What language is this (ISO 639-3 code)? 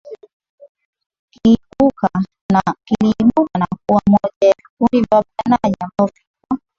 swa